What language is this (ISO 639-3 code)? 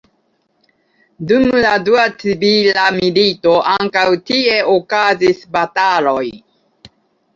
epo